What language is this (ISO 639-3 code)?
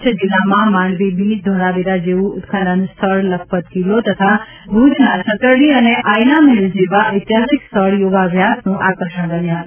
guj